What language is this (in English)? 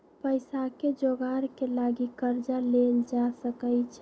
Magahi